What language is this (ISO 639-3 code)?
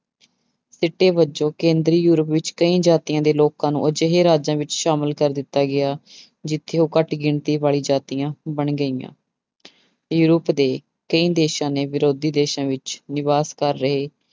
pan